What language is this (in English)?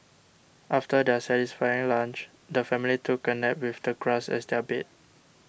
English